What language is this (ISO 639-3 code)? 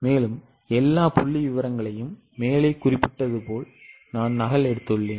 tam